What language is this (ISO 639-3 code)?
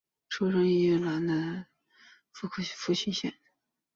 zho